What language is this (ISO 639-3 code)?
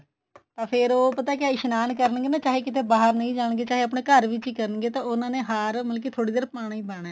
pan